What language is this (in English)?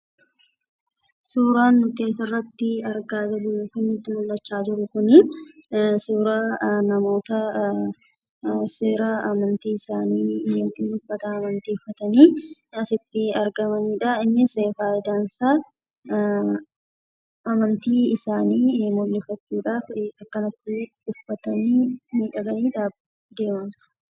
Oromo